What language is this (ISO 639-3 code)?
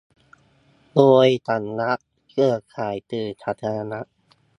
tha